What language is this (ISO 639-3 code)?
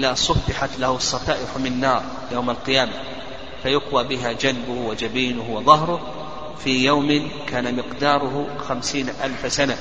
ara